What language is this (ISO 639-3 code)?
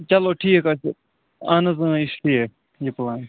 kas